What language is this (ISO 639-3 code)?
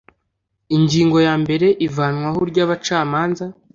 kin